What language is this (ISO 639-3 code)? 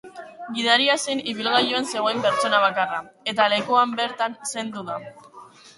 eus